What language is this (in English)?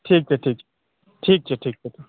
Maithili